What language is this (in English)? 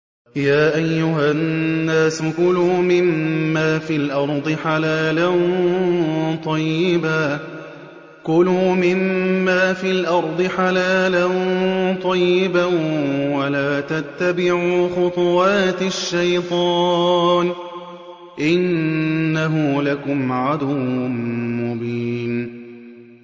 Arabic